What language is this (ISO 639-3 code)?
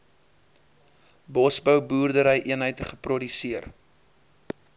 afr